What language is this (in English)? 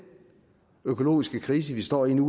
Danish